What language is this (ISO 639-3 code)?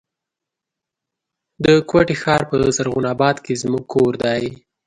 pus